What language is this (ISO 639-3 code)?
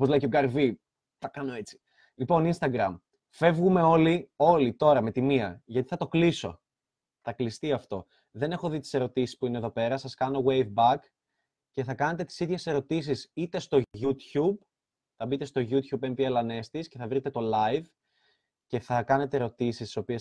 ell